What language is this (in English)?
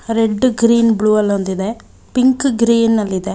Kannada